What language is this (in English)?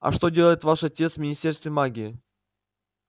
Russian